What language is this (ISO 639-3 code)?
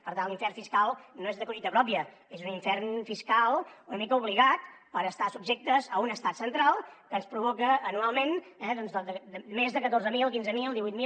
cat